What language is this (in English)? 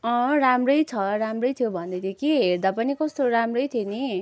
Nepali